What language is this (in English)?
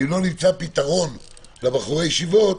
Hebrew